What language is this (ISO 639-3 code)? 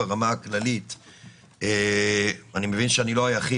heb